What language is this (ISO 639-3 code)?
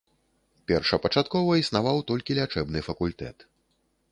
bel